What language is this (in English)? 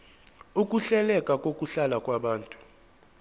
Zulu